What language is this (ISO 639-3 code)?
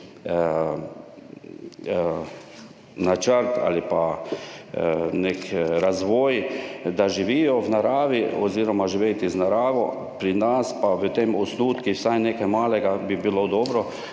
slv